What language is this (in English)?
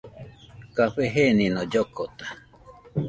Nüpode Huitoto